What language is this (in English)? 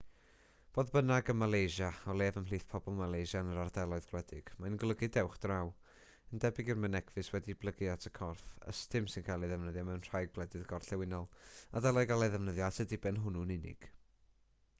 Welsh